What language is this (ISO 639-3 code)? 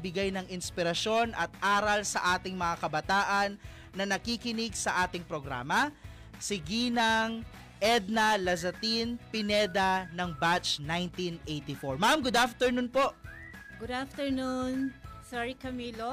fil